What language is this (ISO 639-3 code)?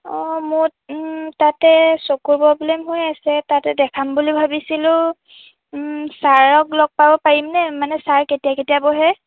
asm